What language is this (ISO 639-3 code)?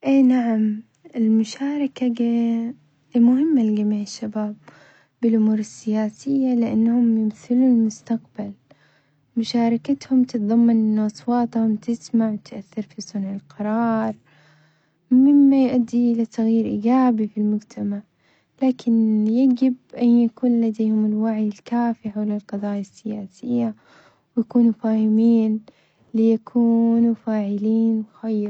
acx